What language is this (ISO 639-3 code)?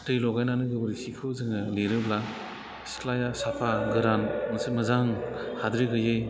brx